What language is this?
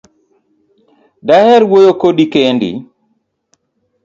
Luo (Kenya and Tanzania)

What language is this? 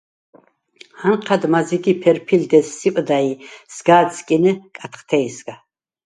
Svan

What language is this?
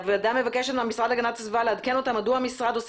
Hebrew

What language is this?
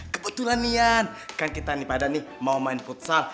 Indonesian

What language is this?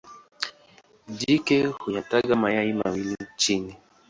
Swahili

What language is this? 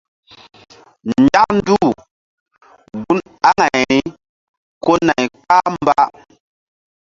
Mbum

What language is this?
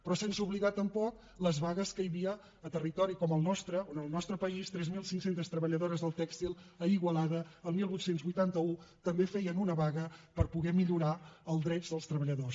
Catalan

